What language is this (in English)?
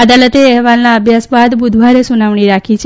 Gujarati